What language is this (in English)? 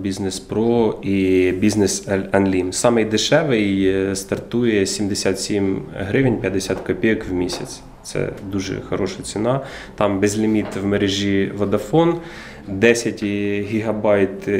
Ukrainian